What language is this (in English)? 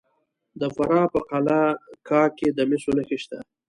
Pashto